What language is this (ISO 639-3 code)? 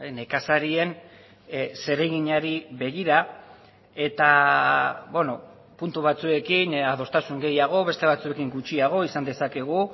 eus